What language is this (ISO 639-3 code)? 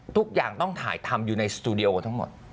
tha